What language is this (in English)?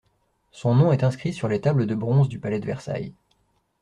French